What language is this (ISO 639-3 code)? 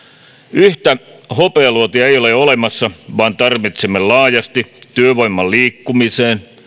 fin